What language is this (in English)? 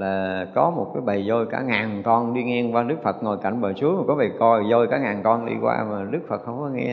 Vietnamese